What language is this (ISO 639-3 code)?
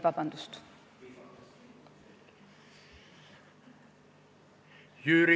est